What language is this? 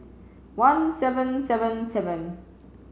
English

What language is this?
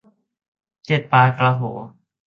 Thai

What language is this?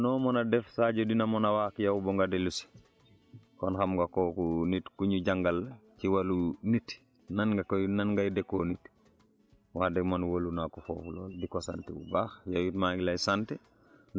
Wolof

